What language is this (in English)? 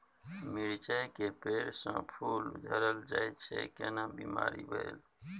Maithili